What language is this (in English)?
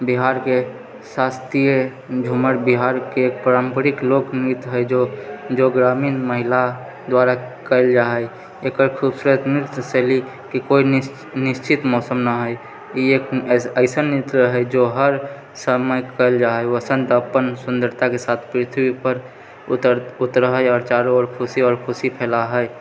Maithili